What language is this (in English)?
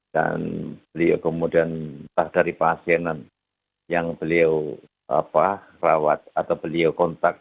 Indonesian